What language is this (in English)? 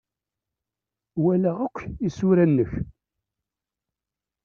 Kabyle